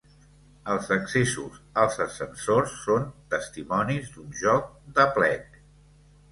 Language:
Catalan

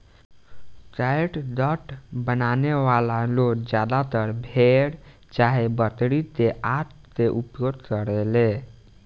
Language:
Bhojpuri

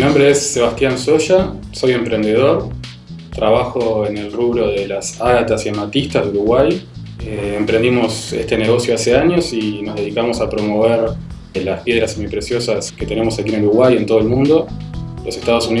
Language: Spanish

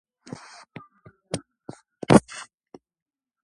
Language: Georgian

